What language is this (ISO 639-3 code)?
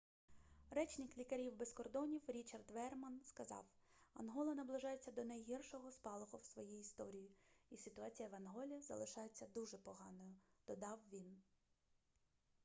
ukr